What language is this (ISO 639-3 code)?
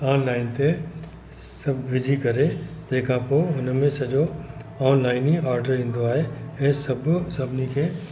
snd